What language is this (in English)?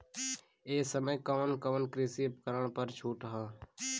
Bhojpuri